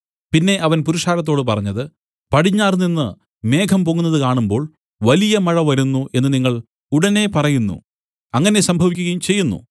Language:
Malayalam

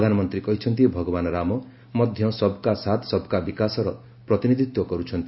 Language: Odia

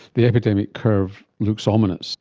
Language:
English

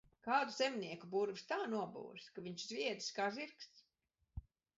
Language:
Latvian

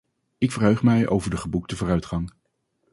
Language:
Dutch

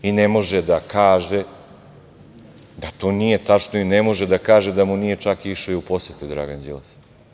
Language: Serbian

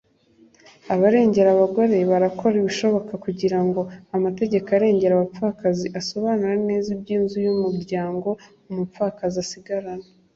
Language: Kinyarwanda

